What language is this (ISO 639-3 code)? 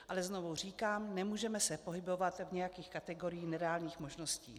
ces